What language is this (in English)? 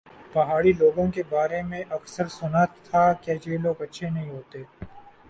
Urdu